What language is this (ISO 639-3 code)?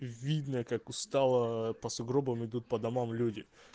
rus